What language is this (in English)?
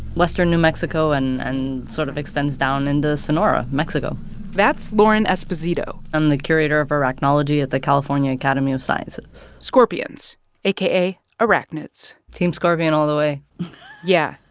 English